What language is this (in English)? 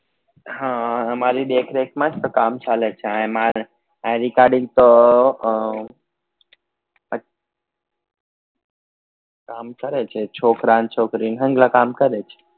Gujarati